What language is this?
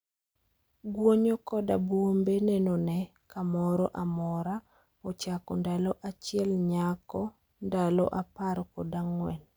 Luo (Kenya and Tanzania)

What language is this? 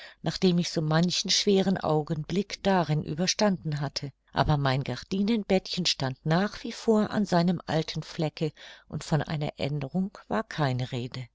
German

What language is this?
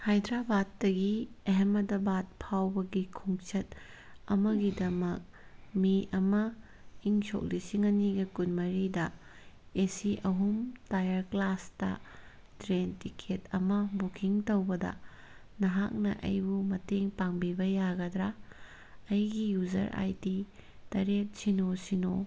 Manipuri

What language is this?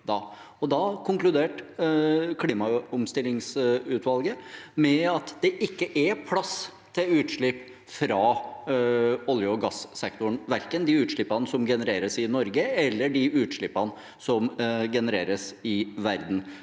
Norwegian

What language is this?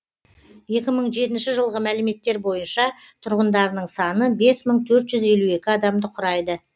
Kazakh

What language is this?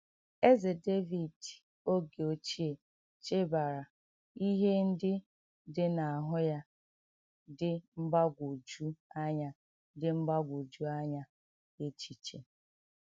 Igbo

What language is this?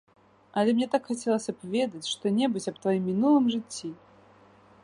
Belarusian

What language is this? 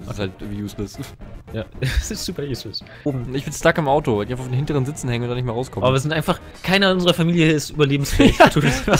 German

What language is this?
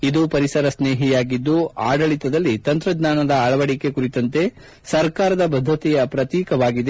Kannada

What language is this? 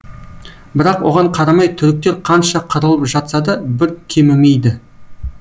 Kazakh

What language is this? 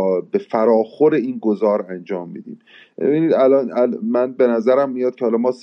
Persian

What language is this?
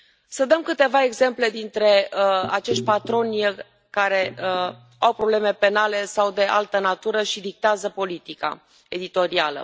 Romanian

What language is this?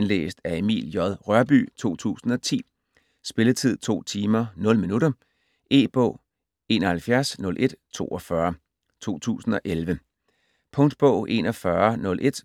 Danish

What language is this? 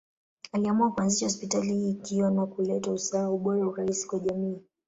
Swahili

